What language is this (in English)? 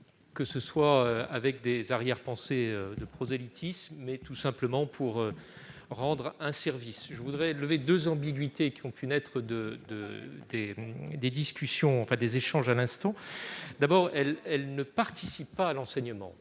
French